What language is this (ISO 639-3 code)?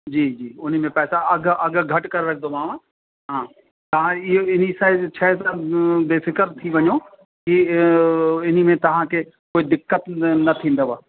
snd